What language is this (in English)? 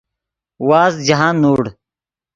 Yidgha